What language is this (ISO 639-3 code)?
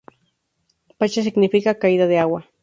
spa